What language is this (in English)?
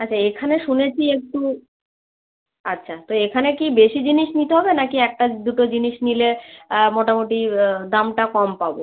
Bangla